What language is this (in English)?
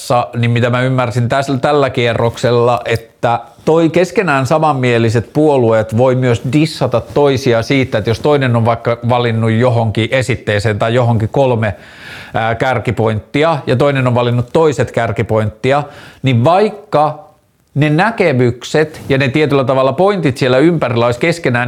Finnish